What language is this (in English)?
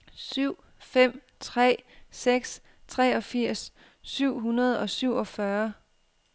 Danish